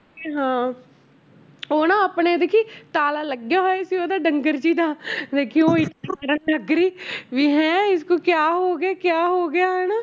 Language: Punjabi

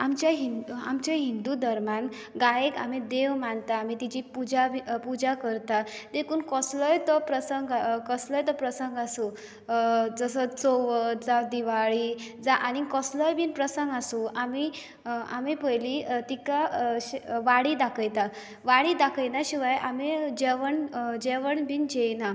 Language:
Konkani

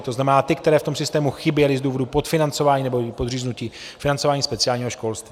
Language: Czech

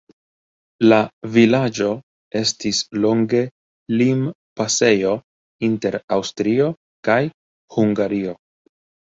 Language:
Esperanto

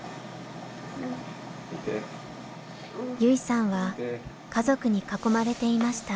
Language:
Japanese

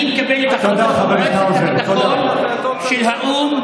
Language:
Hebrew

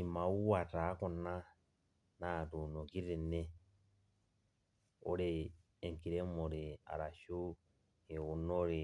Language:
Masai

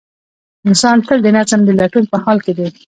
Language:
Pashto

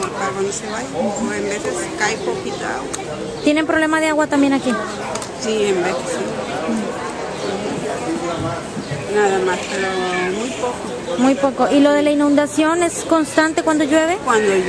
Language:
Spanish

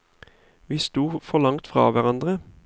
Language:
Norwegian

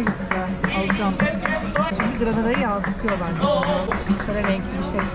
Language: Turkish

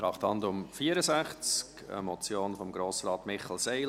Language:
Swiss German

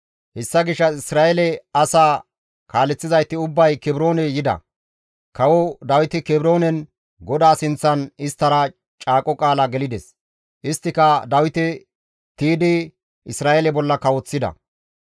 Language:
Gamo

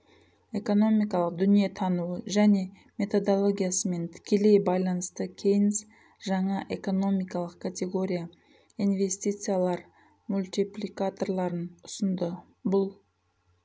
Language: Kazakh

